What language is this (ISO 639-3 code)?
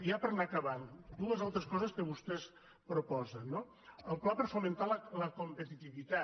cat